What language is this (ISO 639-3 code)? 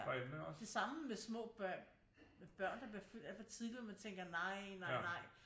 dan